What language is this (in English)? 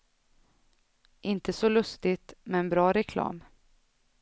Swedish